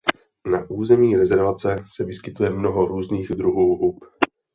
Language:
Czech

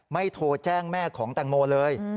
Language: Thai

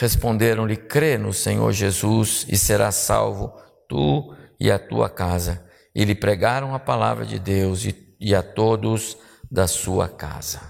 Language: Portuguese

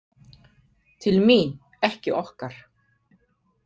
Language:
Icelandic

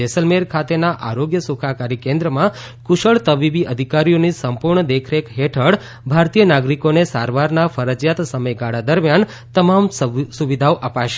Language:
Gujarati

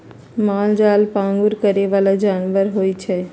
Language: Magahi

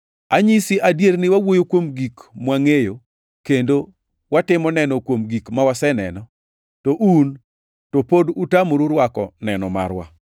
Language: Luo (Kenya and Tanzania)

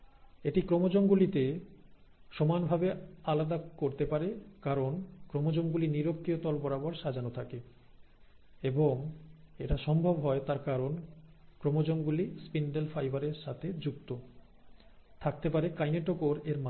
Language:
Bangla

